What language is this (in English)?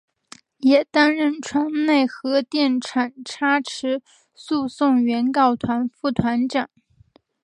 Chinese